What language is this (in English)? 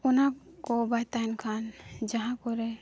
Santali